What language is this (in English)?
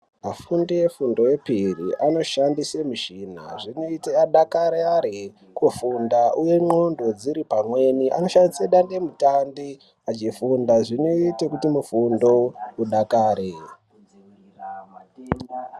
Ndau